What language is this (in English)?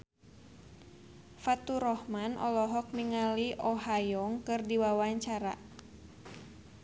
Sundanese